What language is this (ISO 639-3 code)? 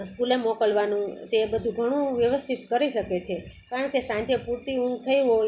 guj